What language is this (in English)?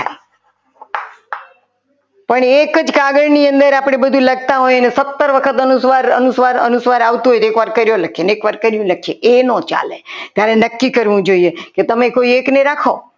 Gujarati